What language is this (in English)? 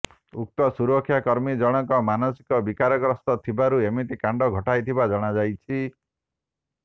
Odia